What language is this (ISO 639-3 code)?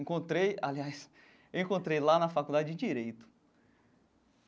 por